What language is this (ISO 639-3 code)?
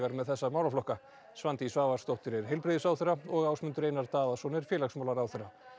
isl